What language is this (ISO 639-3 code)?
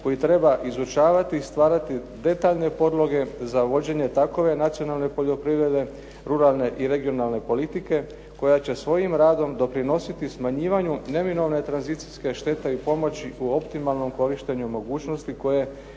hrv